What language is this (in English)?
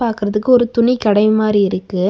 Tamil